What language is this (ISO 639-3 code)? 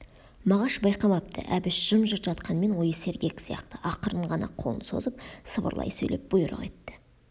kaz